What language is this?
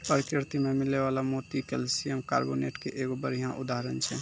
Maithili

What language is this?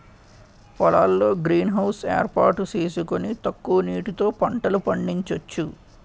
Telugu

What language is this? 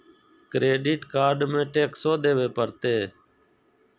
Magahi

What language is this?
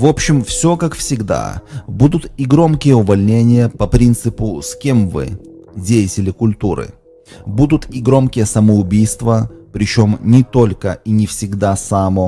Russian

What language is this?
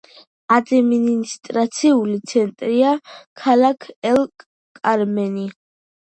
Georgian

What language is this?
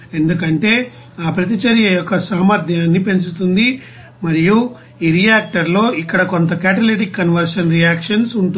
Telugu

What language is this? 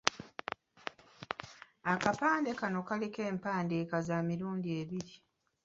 Ganda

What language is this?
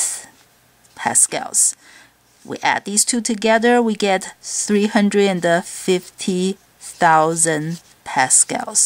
English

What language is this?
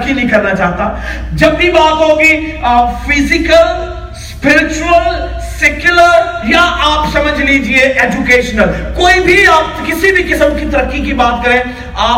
Urdu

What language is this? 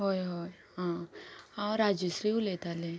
Konkani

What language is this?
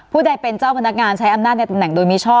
Thai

